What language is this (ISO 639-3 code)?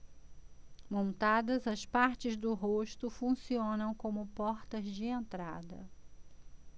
por